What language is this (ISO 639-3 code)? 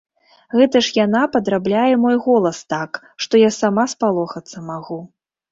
bel